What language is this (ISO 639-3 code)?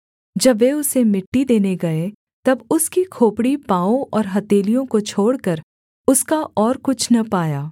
hin